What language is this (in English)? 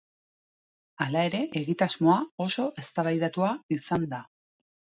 Basque